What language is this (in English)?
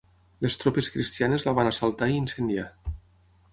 Catalan